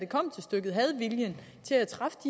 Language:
Danish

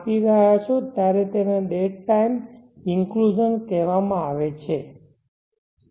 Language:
Gujarati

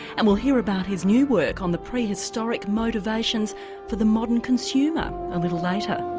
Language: English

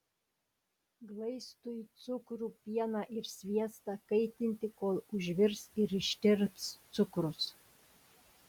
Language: Lithuanian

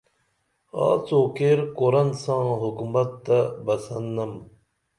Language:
Dameli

